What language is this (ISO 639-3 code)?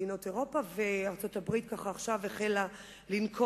heb